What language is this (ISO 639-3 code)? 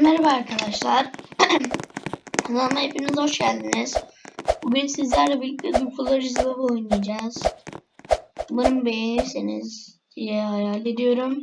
tur